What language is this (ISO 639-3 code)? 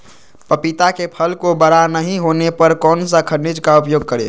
mag